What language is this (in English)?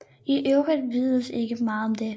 Danish